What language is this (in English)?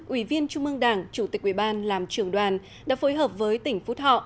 Vietnamese